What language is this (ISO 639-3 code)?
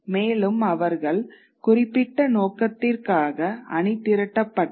tam